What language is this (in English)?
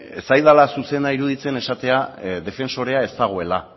Basque